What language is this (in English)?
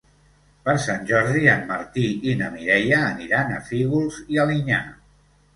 Catalan